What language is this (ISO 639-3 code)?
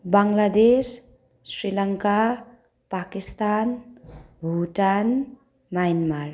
nep